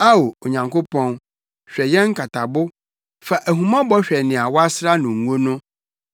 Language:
Akan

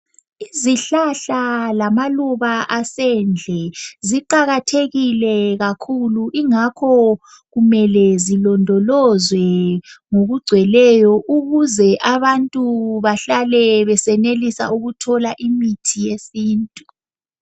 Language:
North Ndebele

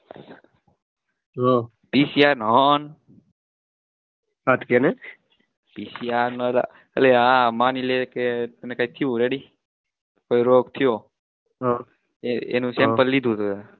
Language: Gujarati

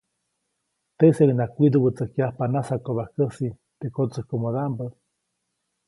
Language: Copainalá Zoque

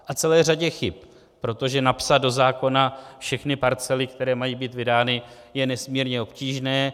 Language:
Czech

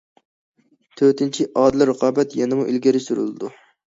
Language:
Uyghur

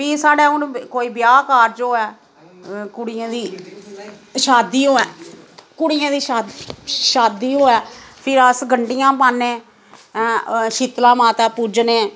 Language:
Dogri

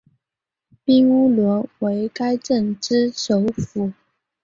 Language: Chinese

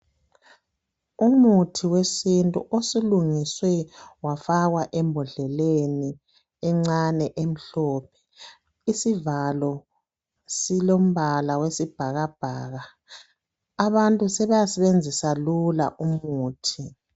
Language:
North Ndebele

